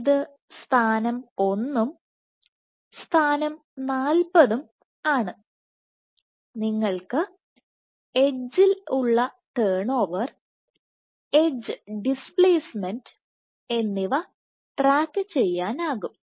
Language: Malayalam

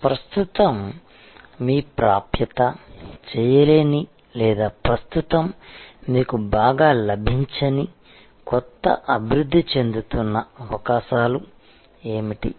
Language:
Telugu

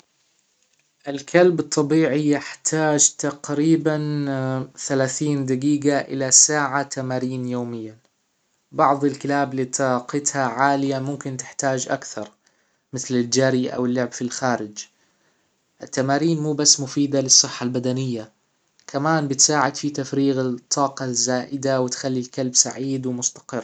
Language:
Hijazi Arabic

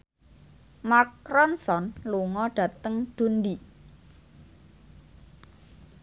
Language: Javanese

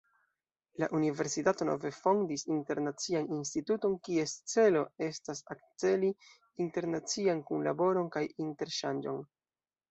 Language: Esperanto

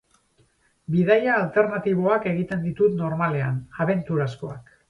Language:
Basque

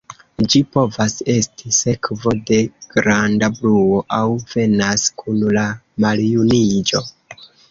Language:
Esperanto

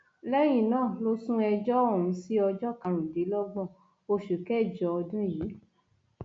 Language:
Yoruba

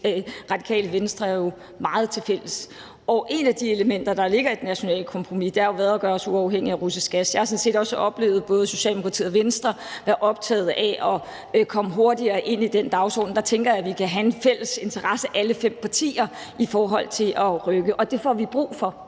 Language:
Danish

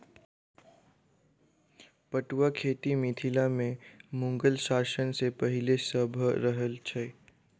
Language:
Maithili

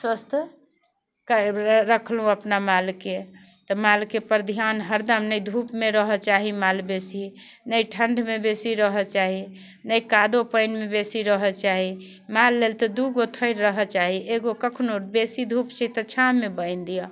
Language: Maithili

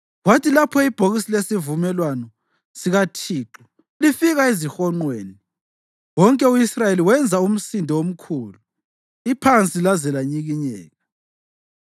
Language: North Ndebele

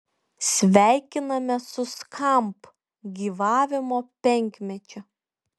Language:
Lithuanian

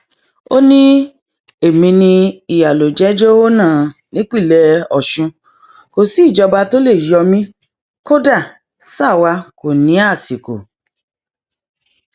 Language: Yoruba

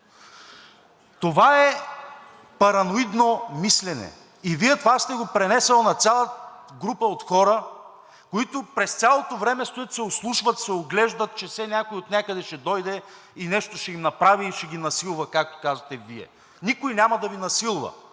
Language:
Bulgarian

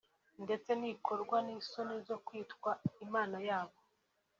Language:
Kinyarwanda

